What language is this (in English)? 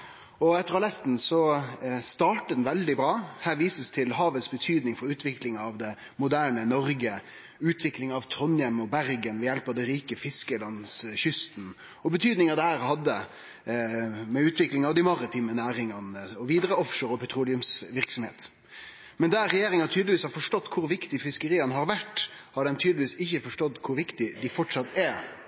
Norwegian Nynorsk